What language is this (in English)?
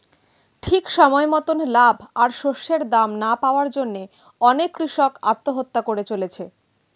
Bangla